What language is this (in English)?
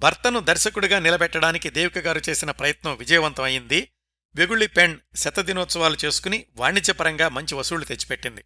Telugu